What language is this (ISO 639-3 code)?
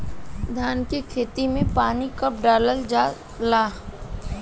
bho